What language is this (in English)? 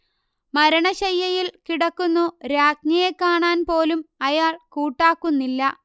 Malayalam